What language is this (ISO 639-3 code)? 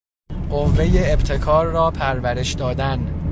fas